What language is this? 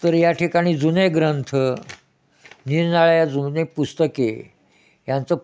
Marathi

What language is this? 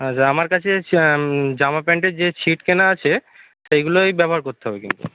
Bangla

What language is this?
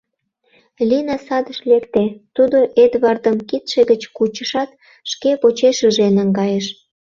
Mari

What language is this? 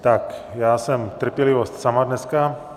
Czech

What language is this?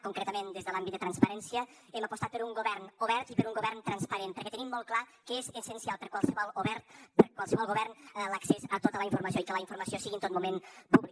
Catalan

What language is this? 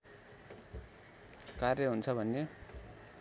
Nepali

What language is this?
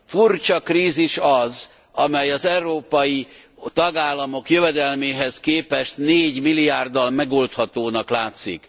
Hungarian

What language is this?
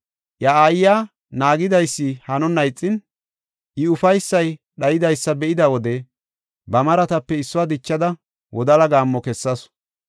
Gofa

